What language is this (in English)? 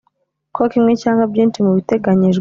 Kinyarwanda